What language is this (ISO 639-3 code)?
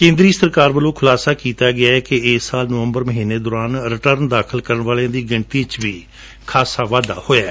pan